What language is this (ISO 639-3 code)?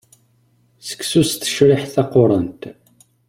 kab